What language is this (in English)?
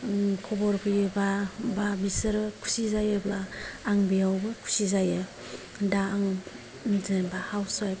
Bodo